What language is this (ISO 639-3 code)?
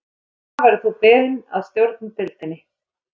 isl